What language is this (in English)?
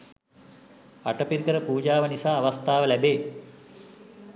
Sinhala